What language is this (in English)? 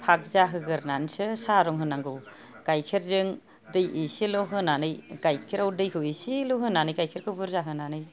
Bodo